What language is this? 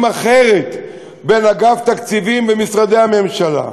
Hebrew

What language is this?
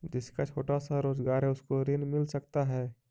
Magahi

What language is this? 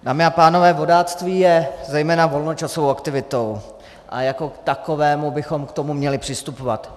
Czech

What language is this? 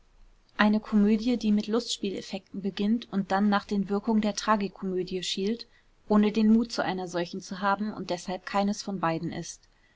German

